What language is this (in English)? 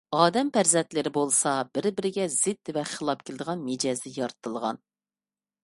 Uyghur